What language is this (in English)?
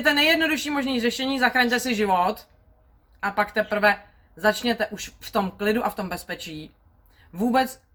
Czech